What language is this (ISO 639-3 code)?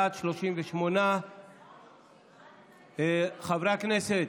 heb